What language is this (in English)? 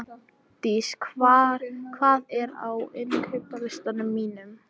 Icelandic